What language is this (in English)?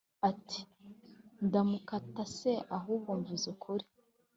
Kinyarwanda